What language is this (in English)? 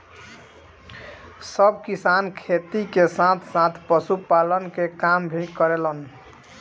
Bhojpuri